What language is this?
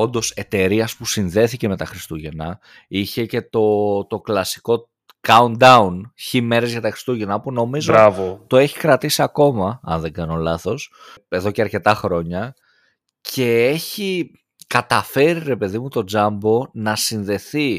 Greek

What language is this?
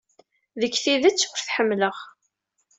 Kabyle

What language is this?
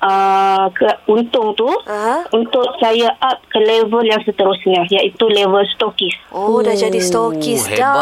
Malay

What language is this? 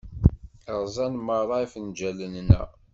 Kabyle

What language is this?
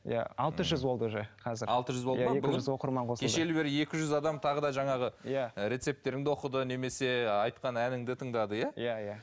Kazakh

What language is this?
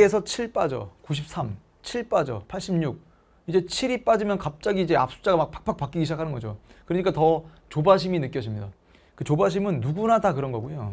Korean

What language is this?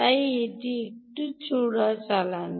Bangla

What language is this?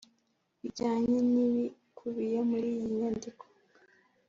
Kinyarwanda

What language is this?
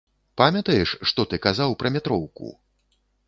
Belarusian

